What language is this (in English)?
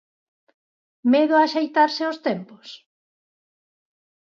Galician